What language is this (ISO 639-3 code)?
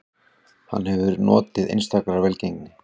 isl